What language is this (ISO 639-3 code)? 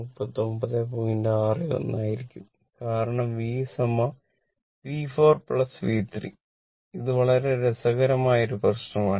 mal